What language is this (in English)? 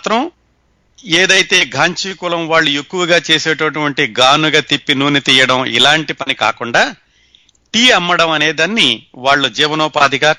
Telugu